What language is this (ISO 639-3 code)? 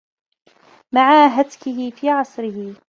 ara